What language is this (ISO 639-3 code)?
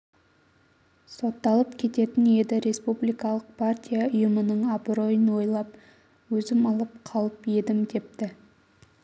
kaz